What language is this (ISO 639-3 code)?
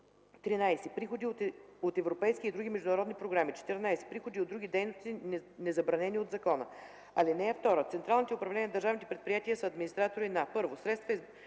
bul